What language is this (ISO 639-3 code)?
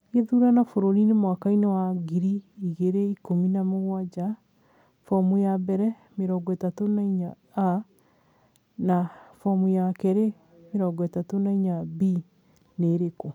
kik